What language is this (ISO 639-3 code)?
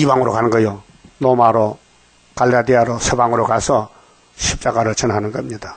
kor